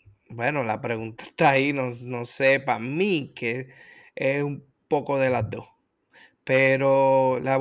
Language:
Spanish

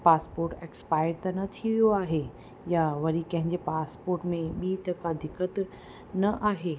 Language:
Sindhi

